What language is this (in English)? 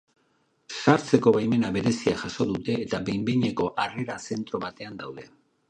Basque